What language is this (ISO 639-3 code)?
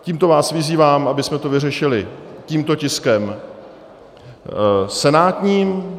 ces